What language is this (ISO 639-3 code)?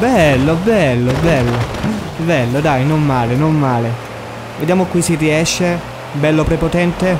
ita